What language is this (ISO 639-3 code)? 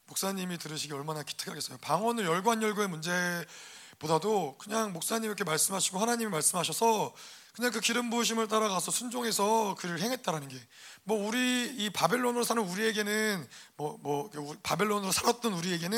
kor